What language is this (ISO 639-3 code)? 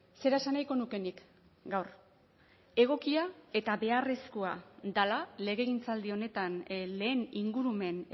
eus